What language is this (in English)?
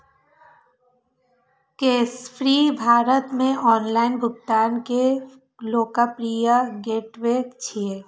Maithili